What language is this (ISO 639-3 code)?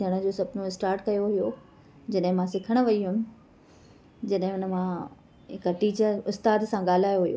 snd